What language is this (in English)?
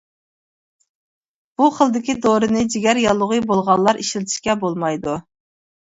Uyghur